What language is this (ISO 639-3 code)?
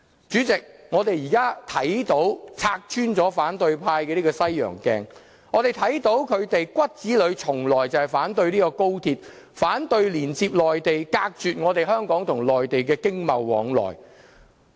yue